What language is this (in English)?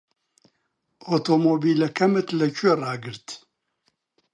Central Kurdish